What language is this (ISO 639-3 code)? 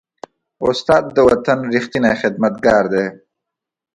pus